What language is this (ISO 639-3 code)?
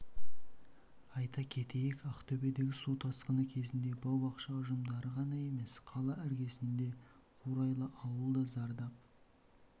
kaz